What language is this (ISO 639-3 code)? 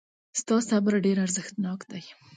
pus